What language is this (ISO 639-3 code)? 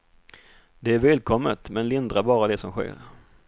swe